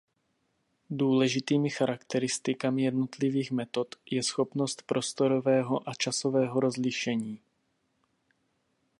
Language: Czech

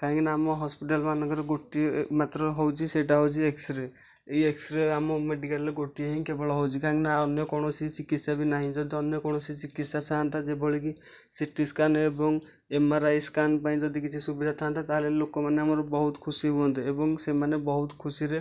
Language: Odia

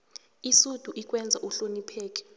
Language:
South Ndebele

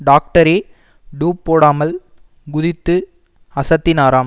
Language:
Tamil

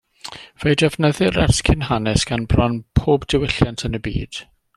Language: Welsh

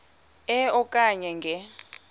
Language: Xhosa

